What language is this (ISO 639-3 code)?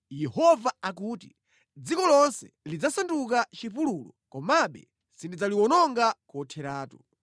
nya